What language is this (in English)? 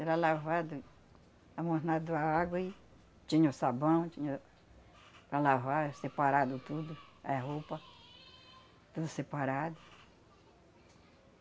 Portuguese